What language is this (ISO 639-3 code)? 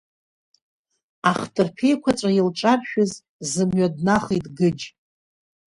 abk